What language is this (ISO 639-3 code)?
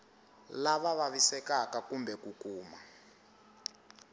tso